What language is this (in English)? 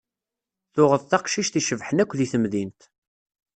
Kabyle